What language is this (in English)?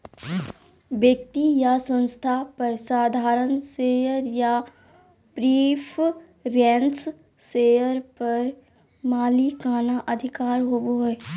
Magahi